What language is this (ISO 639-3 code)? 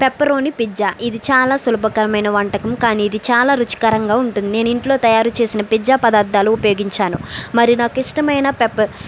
tel